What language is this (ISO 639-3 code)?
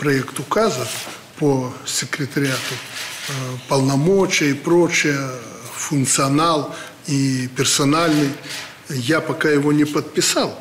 rus